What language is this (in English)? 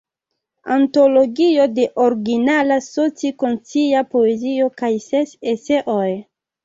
Esperanto